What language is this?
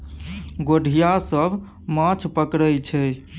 Maithili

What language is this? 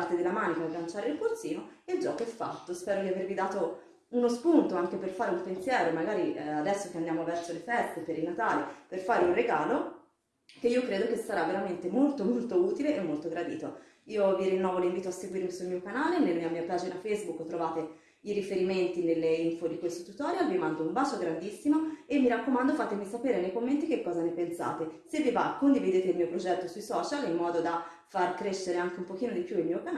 Italian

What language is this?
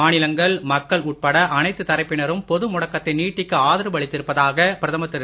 Tamil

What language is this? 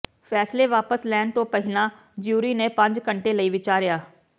Punjabi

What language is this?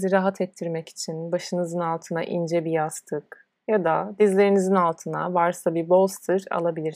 Turkish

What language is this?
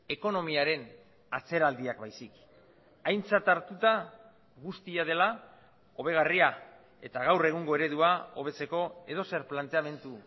Basque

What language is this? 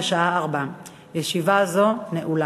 Hebrew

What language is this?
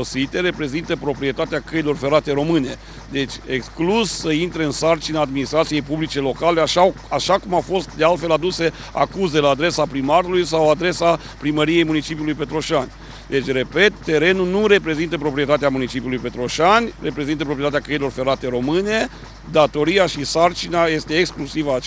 Romanian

